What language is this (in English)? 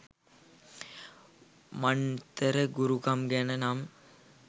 Sinhala